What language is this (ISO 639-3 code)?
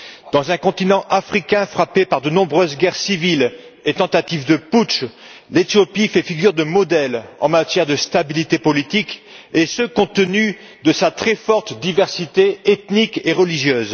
fra